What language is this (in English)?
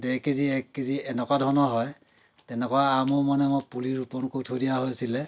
Assamese